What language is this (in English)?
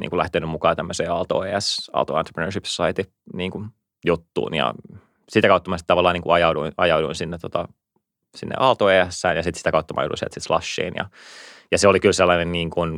Finnish